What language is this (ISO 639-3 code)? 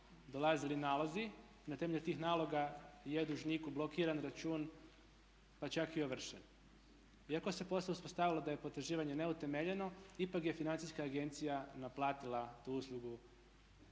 hrv